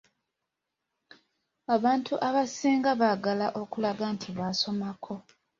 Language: Ganda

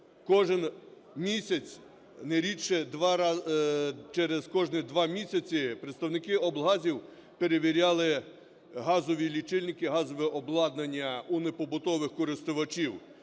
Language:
Ukrainian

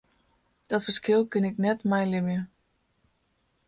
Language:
Western Frisian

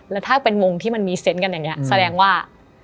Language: Thai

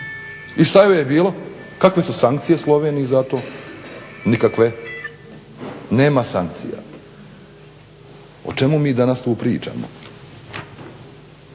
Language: Croatian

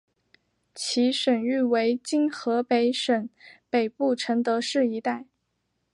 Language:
Chinese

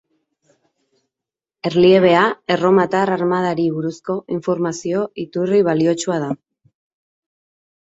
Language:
Basque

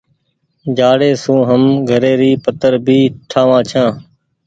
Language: Goaria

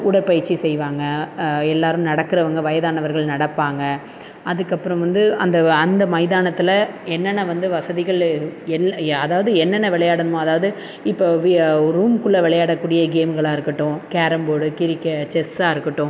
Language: Tamil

